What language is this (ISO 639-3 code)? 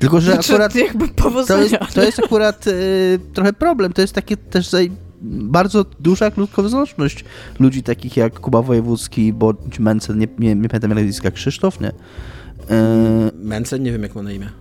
pol